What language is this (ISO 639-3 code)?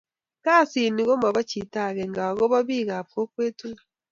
kln